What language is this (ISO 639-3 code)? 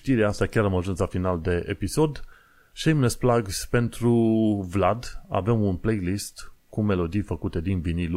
ron